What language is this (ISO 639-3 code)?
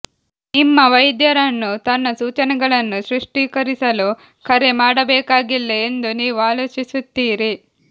kan